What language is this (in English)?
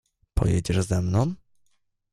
Polish